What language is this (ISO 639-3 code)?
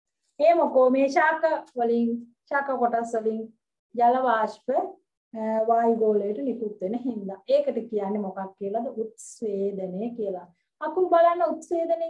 tha